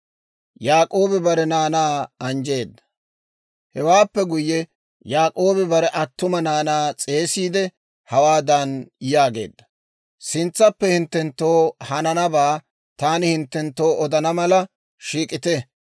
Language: Dawro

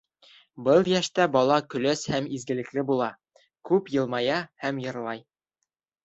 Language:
Bashkir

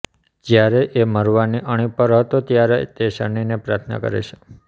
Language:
Gujarati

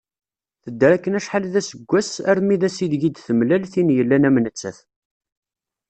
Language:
Kabyle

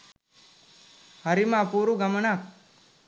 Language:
Sinhala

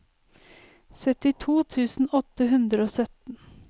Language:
Norwegian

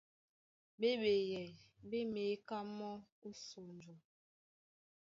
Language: Duala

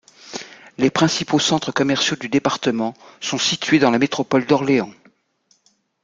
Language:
French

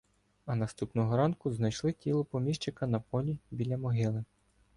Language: Ukrainian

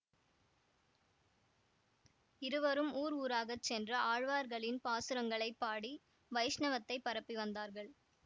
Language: Tamil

